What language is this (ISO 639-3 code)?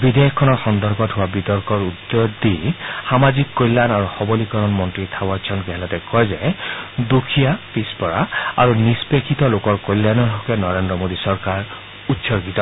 asm